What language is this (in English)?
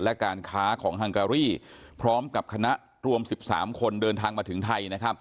Thai